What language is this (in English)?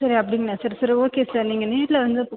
Tamil